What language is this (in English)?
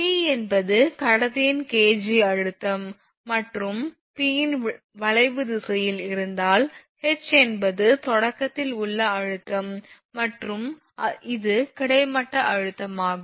Tamil